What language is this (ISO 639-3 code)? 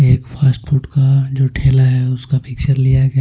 hin